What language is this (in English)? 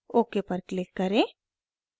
Hindi